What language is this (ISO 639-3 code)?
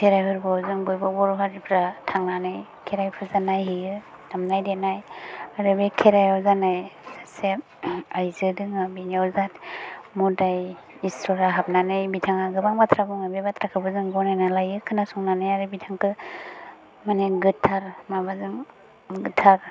brx